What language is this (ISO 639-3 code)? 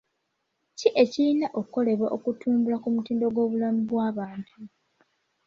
lug